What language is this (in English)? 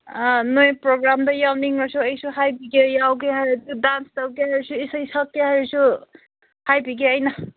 Manipuri